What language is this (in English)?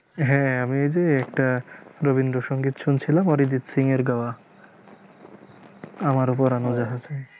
Bangla